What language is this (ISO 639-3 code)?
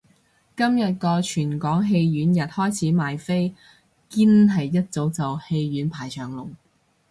yue